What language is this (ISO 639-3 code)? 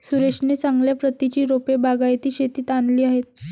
mar